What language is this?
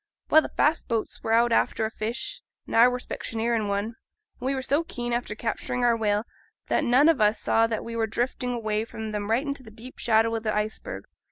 English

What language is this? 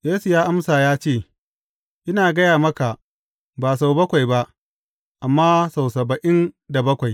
Hausa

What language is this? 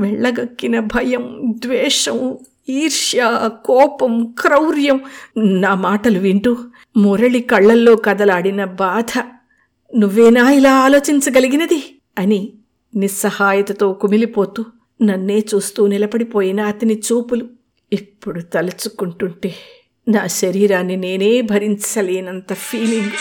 Telugu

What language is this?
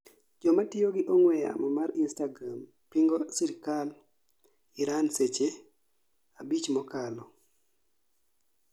Luo (Kenya and Tanzania)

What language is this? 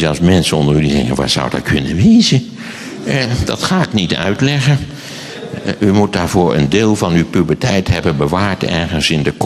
Dutch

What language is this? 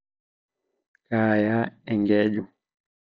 Masai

